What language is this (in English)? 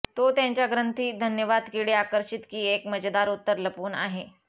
Marathi